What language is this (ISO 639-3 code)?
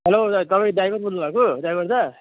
nep